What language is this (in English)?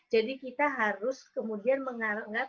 Indonesian